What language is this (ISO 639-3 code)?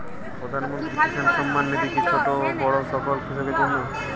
ben